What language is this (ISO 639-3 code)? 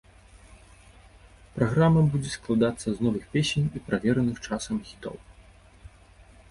bel